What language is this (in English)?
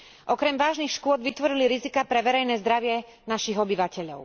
Slovak